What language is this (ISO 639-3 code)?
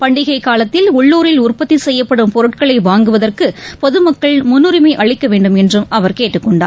tam